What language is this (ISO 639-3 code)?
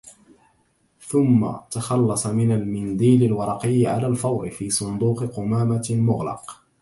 ara